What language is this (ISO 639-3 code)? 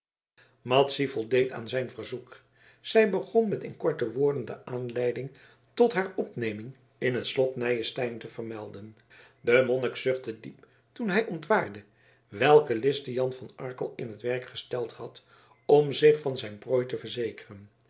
nld